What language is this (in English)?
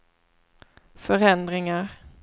Swedish